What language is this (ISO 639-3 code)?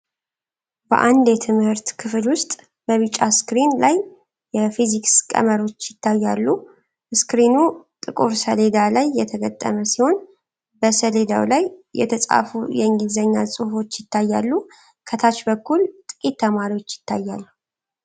amh